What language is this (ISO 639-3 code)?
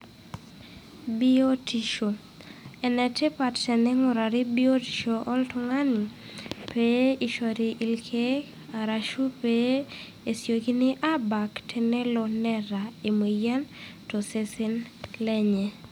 mas